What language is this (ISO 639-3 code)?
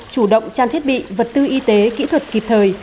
vie